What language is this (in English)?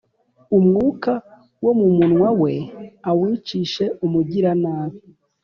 Kinyarwanda